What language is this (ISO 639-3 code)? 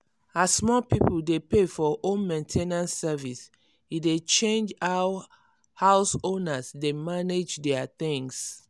pcm